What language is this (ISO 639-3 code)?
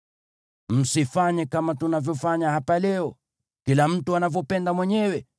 swa